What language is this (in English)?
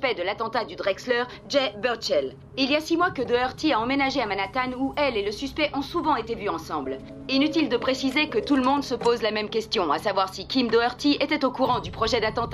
French